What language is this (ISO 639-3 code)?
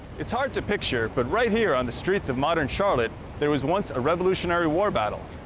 eng